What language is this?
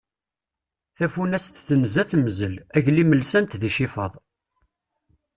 Kabyle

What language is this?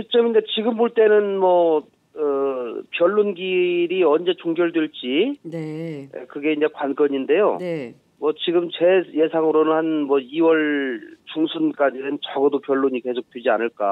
Korean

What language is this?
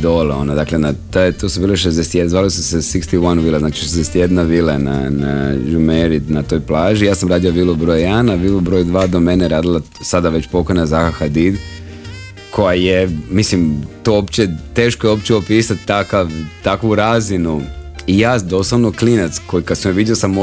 Croatian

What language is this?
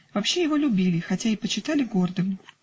Russian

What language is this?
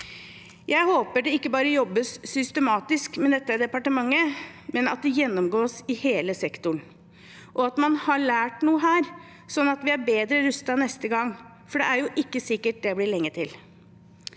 Norwegian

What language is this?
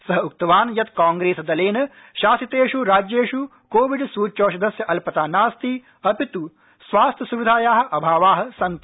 Sanskrit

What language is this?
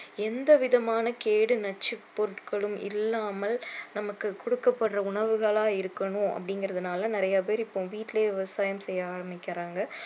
Tamil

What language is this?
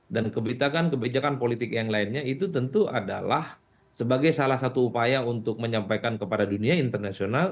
Indonesian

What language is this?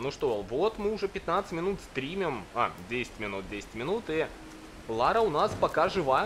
Russian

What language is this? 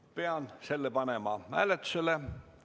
Estonian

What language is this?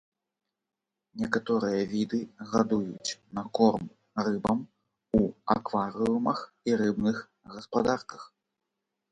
Belarusian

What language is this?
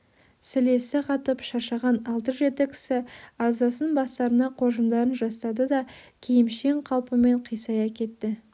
Kazakh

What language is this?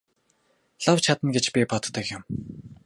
Mongolian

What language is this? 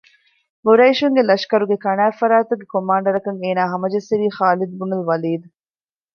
Divehi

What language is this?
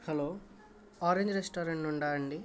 Telugu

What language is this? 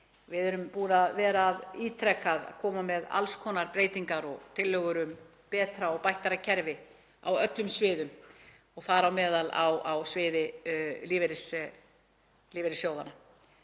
Icelandic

